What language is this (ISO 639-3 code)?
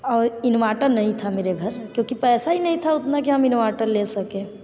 hin